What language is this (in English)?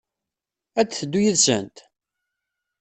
Kabyle